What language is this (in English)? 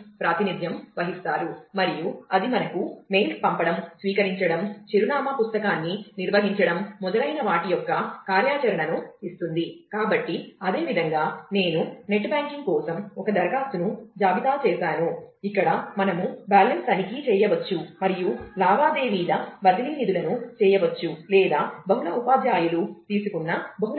Telugu